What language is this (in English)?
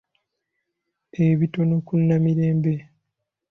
Ganda